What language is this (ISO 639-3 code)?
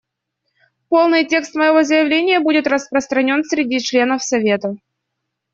rus